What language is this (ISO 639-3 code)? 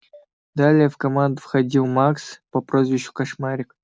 rus